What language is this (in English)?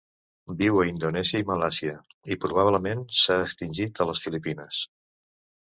Catalan